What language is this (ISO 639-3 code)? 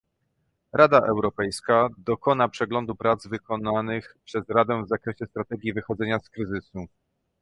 pol